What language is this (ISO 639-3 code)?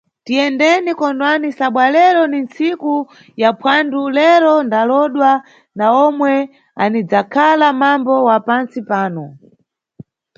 nyu